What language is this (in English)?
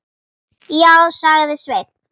Icelandic